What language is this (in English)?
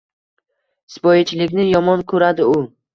Uzbek